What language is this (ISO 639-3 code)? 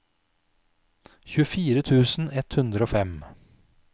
nor